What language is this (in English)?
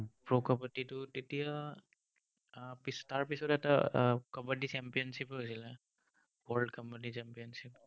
Assamese